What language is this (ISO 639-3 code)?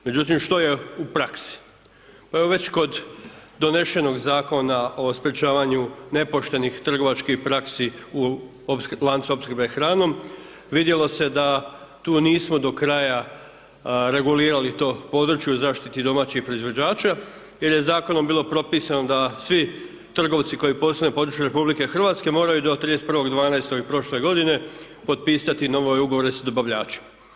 hrv